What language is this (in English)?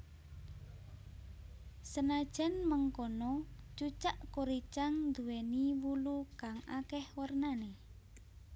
Javanese